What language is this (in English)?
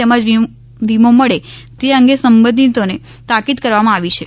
Gujarati